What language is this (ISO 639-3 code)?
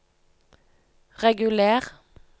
nor